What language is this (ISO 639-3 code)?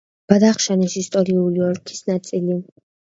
kat